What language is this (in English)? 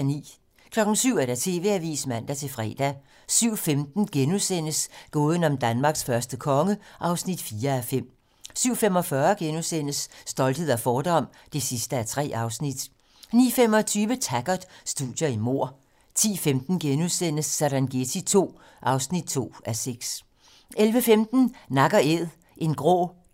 Danish